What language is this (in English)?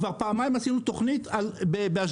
Hebrew